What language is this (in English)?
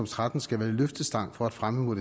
Danish